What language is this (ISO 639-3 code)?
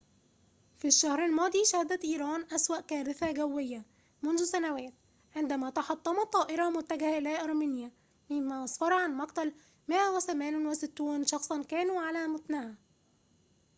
ara